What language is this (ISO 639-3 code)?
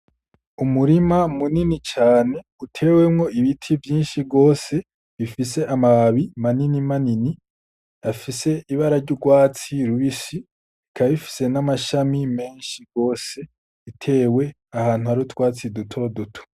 run